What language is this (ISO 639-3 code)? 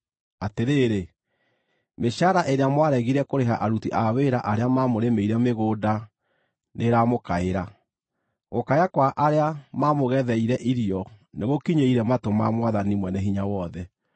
kik